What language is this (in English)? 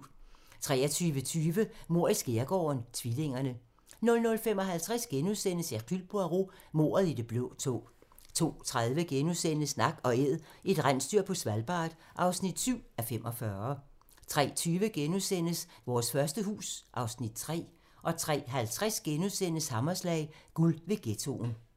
Danish